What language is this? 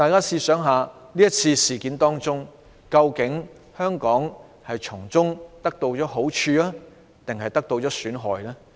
Cantonese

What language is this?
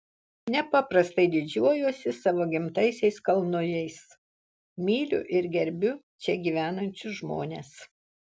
Lithuanian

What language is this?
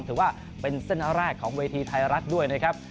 Thai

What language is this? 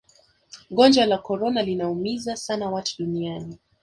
Swahili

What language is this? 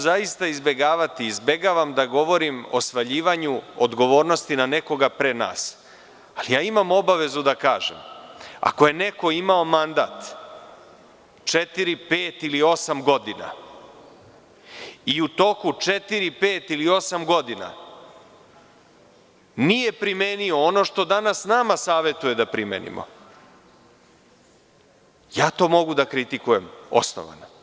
Serbian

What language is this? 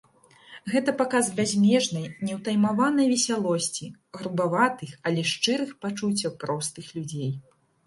Belarusian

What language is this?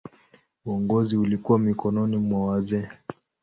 Swahili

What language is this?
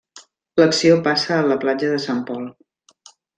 Catalan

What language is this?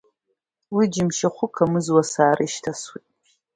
Abkhazian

